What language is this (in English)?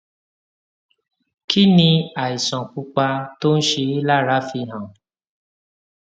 Yoruba